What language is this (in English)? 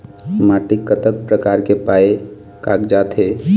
Chhattisgarhi